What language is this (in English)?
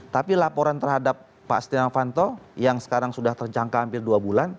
Indonesian